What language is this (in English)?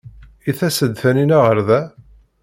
Kabyle